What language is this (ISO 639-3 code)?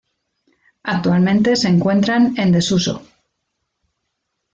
spa